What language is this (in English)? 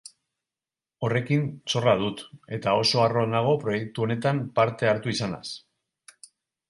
Basque